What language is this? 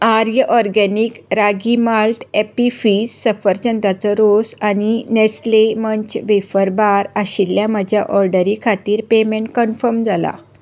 Konkani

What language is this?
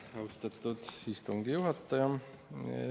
Estonian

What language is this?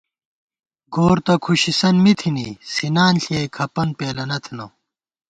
Gawar-Bati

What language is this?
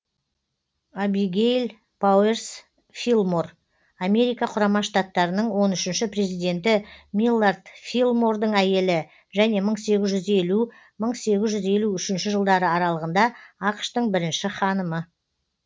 Kazakh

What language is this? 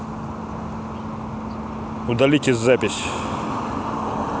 Russian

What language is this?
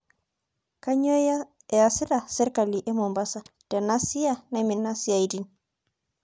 Masai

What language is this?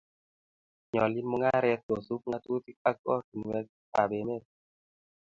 Kalenjin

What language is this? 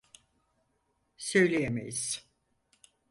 Turkish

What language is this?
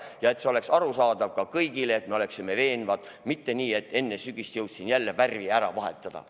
Estonian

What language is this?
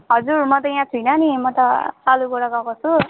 Nepali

